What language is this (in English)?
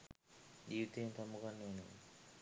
Sinhala